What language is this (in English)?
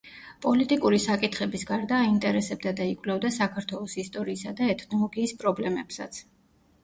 Georgian